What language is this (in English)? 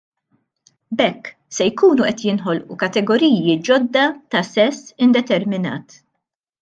Maltese